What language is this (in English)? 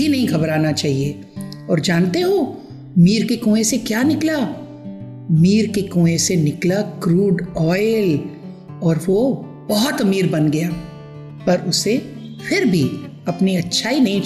Hindi